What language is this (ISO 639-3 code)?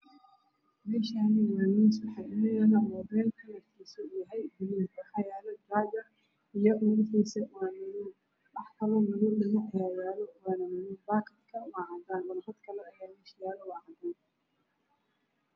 som